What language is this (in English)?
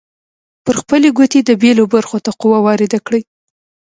Pashto